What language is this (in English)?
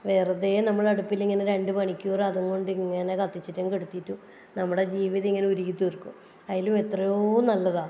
Malayalam